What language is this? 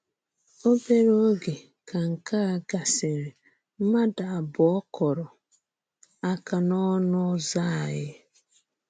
Igbo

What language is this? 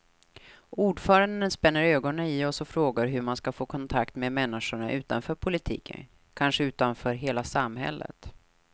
Swedish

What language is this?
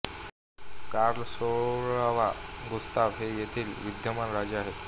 Marathi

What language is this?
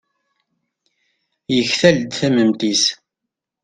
Kabyle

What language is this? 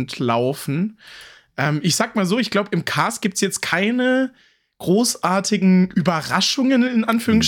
German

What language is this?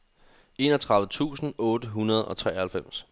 Danish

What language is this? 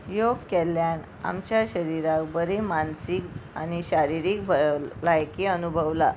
Konkani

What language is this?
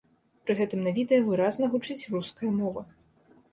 Belarusian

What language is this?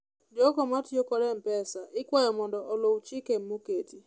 Luo (Kenya and Tanzania)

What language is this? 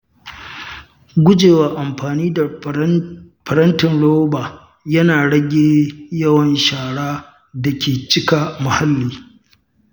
Hausa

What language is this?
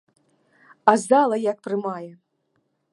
Belarusian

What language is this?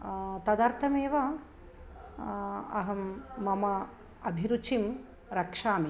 Sanskrit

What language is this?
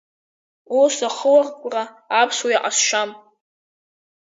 Abkhazian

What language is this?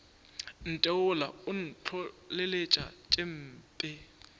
Northern Sotho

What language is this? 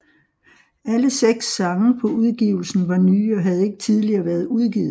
Danish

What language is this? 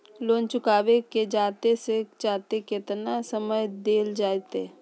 Magahi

